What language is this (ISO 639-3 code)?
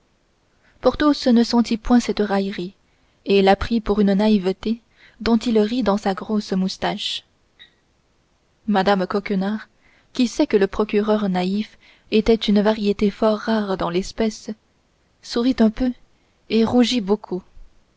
fra